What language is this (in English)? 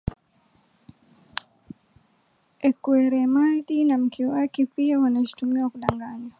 Swahili